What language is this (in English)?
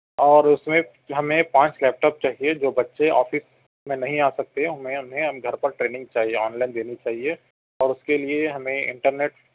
Urdu